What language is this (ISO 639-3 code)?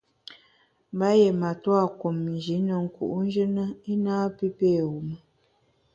bax